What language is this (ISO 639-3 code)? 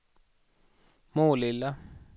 swe